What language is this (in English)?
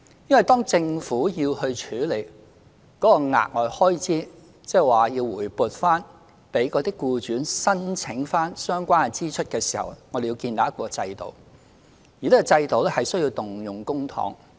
Cantonese